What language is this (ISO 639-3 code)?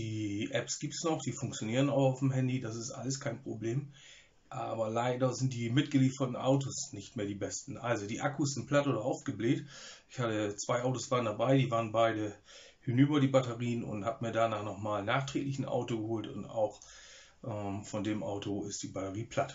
deu